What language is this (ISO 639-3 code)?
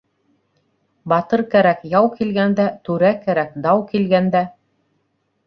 bak